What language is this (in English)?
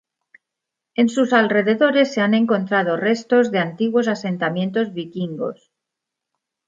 Spanish